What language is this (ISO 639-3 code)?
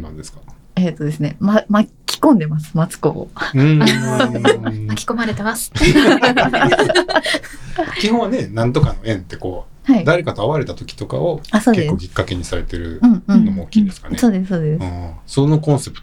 jpn